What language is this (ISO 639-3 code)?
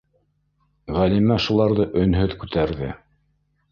bak